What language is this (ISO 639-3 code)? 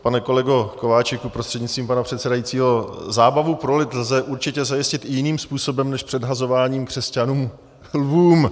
ces